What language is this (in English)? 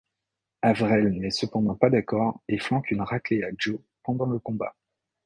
French